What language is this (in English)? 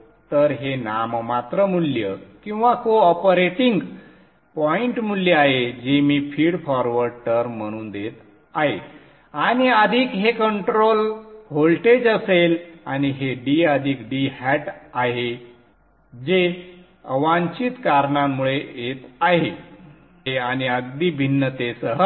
Marathi